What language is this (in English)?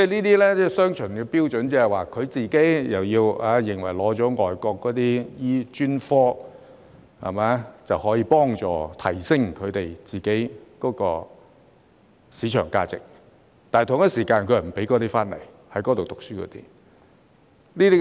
Cantonese